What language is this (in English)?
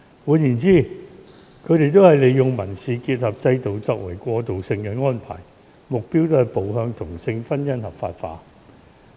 Cantonese